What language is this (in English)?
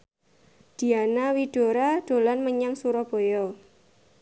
Javanese